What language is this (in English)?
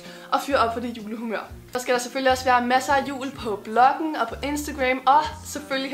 Danish